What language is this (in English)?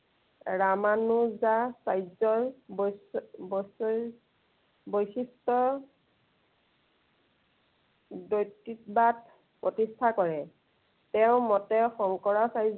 Assamese